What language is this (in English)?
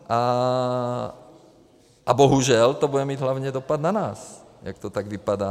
Czech